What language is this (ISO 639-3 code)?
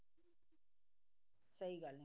pan